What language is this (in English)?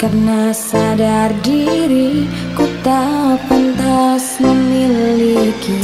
Indonesian